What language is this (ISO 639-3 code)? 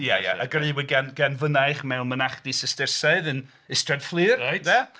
cym